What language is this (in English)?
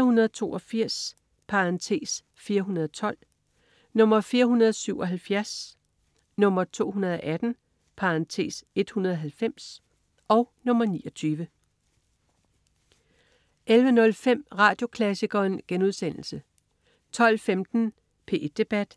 Danish